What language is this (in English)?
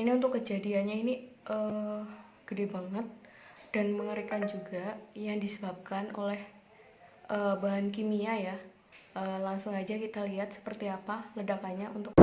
Indonesian